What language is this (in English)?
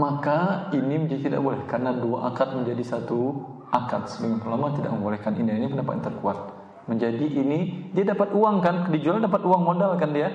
Indonesian